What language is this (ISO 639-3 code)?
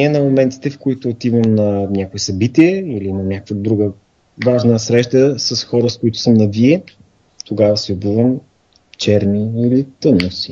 bul